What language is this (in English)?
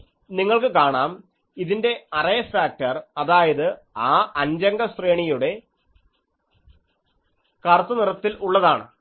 Malayalam